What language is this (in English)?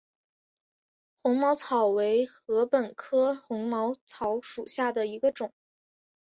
Chinese